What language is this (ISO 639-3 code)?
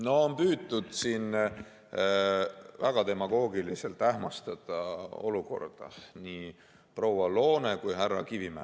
est